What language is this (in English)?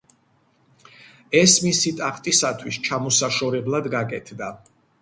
Georgian